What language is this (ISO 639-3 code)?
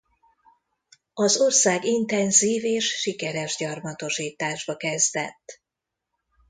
hun